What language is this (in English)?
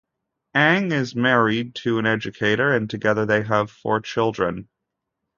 English